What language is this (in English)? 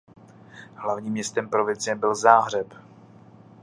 Czech